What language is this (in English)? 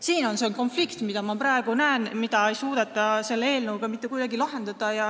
Estonian